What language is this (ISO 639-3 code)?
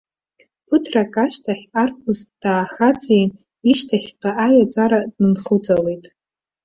abk